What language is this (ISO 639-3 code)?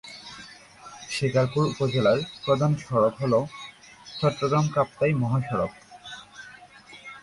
ben